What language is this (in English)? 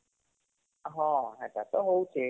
Odia